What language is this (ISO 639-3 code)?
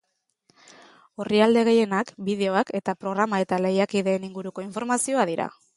eus